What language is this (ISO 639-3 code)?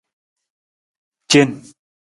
nmz